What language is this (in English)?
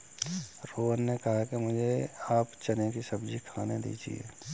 Hindi